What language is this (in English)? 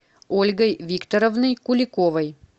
Russian